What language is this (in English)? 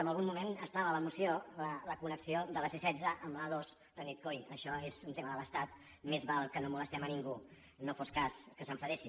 Catalan